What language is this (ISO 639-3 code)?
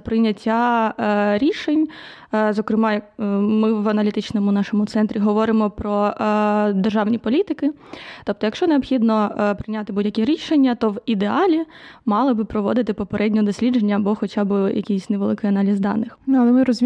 ukr